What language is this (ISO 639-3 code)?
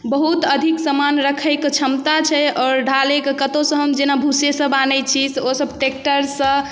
mai